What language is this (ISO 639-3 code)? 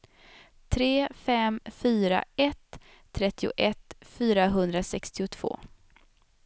swe